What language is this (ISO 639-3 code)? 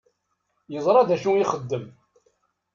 kab